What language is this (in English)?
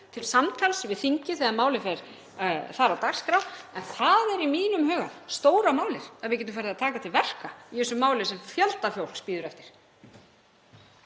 Icelandic